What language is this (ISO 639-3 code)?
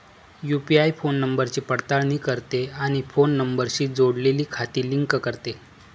mar